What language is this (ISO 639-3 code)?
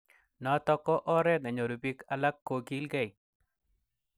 kln